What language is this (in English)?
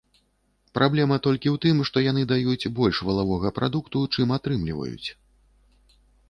Belarusian